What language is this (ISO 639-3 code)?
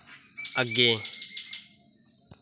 doi